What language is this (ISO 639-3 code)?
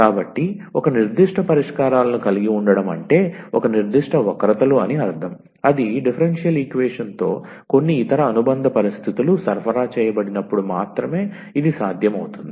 tel